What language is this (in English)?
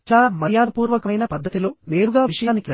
Telugu